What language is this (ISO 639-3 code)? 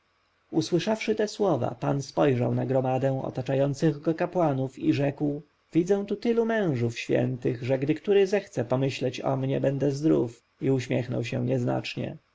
pol